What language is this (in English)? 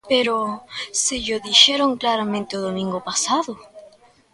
Galician